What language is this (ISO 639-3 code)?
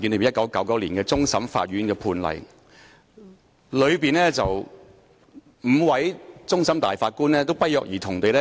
yue